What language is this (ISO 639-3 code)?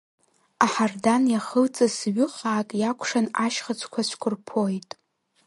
abk